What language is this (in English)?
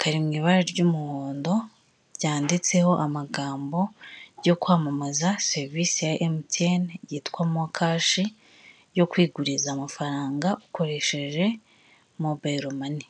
Kinyarwanda